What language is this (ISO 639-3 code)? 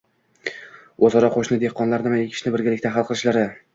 uzb